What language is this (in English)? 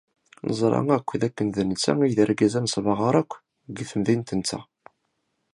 Kabyle